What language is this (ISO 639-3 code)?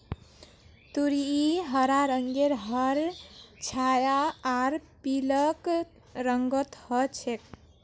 mag